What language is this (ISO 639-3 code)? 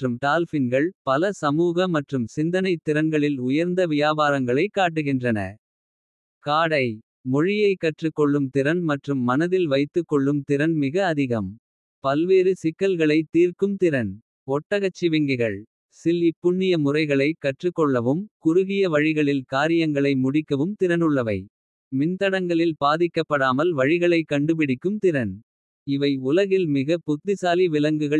kfe